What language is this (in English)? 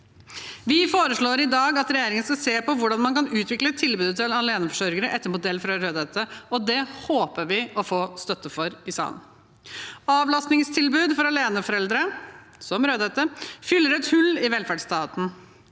Norwegian